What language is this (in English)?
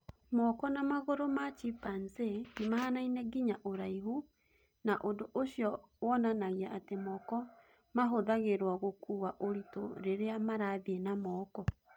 Kikuyu